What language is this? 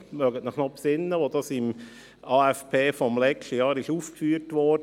Swiss German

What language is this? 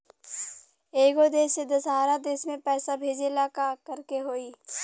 Bhojpuri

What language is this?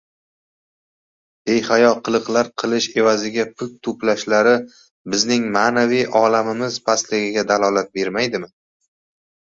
Uzbek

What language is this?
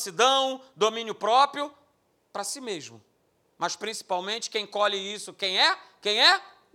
Portuguese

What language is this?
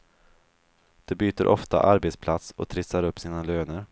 Swedish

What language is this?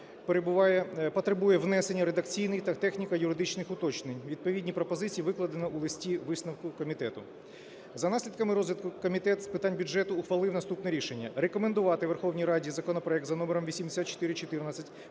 Ukrainian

